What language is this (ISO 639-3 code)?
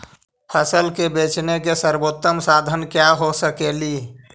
mag